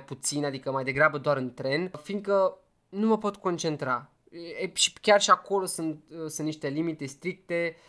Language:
Romanian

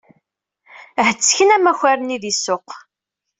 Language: Kabyle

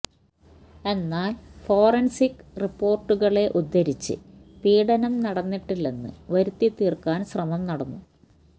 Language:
Malayalam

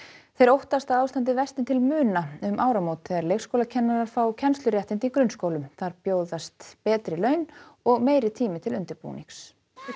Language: Icelandic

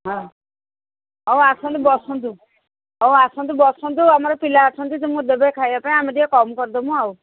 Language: Odia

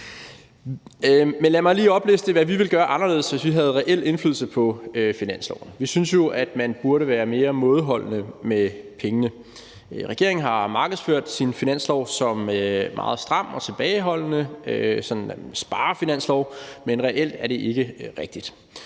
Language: Danish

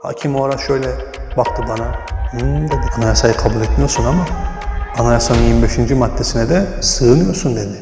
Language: Turkish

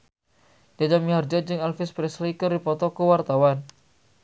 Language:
Sundanese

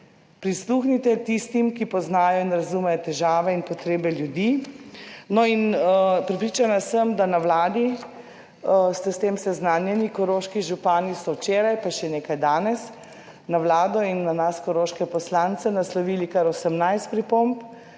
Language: Slovenian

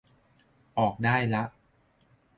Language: Thai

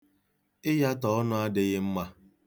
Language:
Igbo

